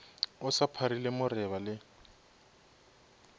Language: Northern Sotho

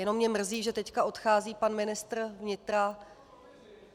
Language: Czech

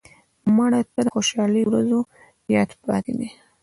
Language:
Pashto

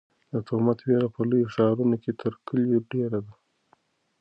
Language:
Pashto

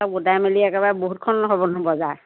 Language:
Assamese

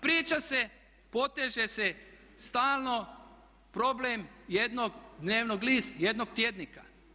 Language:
Croatian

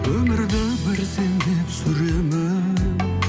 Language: Kazakh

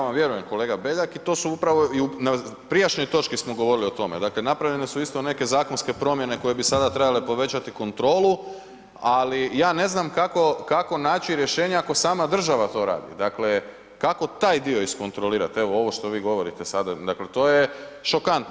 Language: Croatian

